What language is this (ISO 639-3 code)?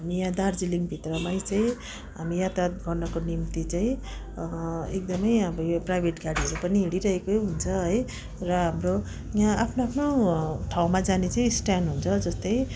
nep